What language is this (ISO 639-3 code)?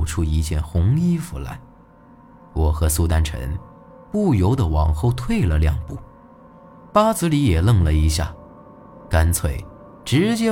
zho